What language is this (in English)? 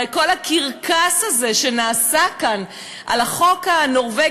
Hebrew